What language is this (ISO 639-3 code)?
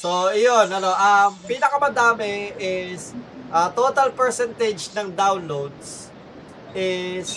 fil